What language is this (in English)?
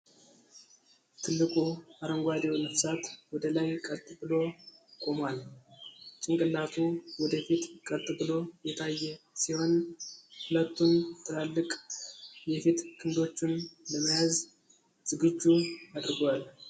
Amharic